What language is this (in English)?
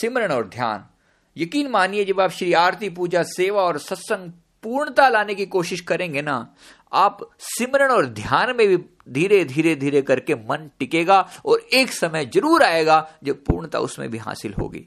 Hindi